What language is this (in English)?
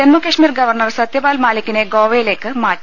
Malayalam